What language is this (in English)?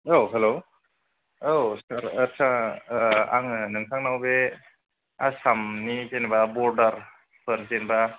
Bodo